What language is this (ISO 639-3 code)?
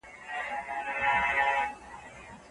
pus